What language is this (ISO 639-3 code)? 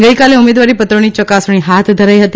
guj